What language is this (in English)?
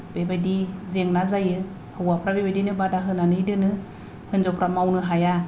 Bodo